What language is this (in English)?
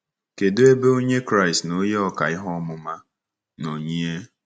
Igbo